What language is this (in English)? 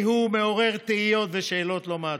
Hebrew